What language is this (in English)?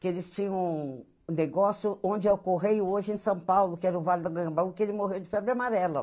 Portuguese